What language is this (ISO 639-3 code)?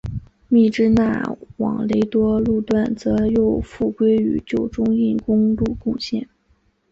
zho